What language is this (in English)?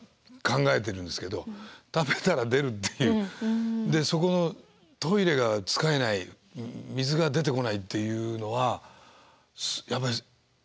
Japanese